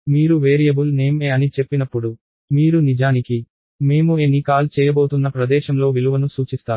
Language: Telugu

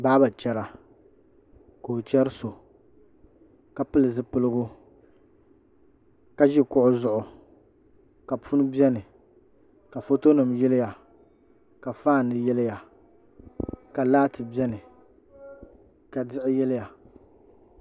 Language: Dagbani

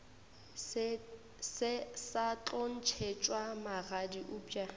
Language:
Northern Sotho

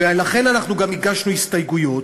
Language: Hebrew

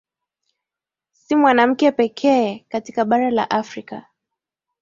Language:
Swahili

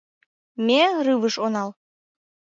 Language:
Mari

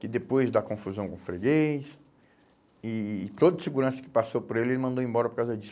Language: Portuguese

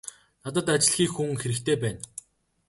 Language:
Mongolian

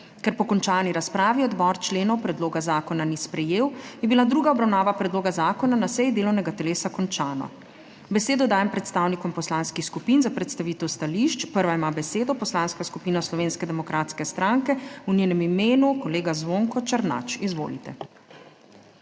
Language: Slovenian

